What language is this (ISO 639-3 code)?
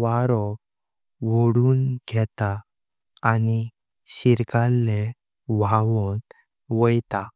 kok